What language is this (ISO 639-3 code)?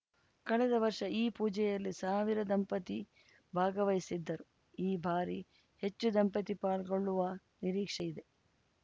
kan